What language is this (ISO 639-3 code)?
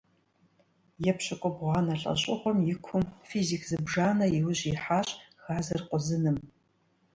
kbd